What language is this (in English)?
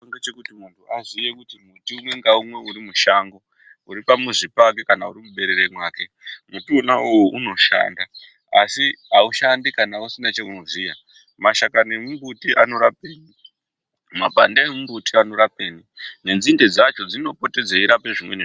Ndau